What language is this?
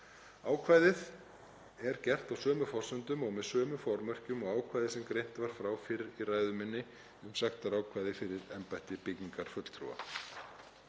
Icelandic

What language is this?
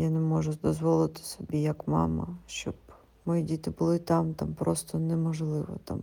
Ukrainian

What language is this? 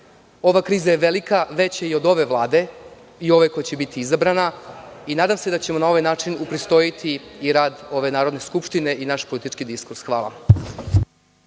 Serbian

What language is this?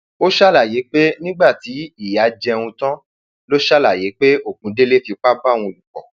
Yoruba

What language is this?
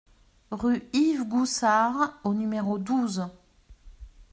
French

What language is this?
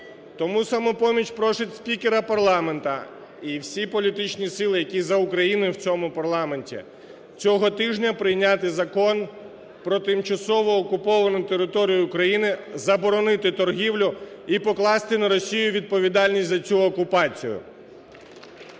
Ukrainian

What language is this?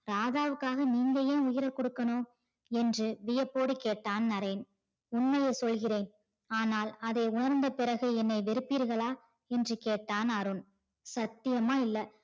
Tamil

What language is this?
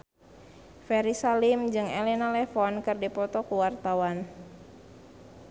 Sundanese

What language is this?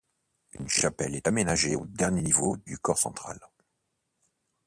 French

